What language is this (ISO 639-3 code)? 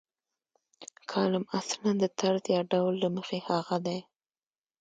pus